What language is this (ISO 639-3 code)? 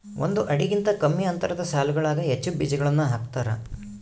kan